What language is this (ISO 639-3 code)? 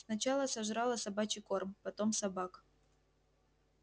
rus